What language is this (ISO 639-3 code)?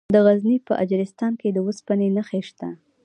pus